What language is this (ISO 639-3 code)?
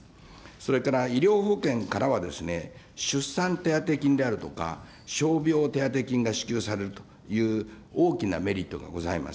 jpn